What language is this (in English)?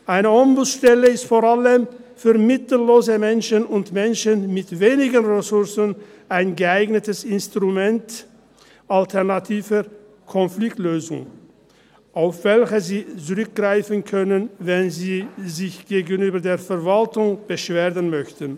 Swiss German